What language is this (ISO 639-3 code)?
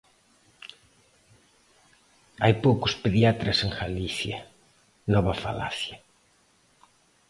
glg